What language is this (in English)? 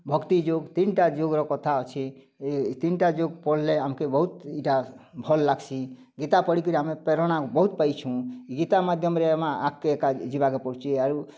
Odia